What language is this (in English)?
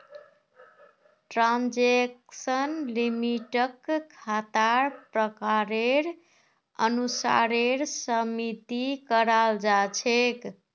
Magahi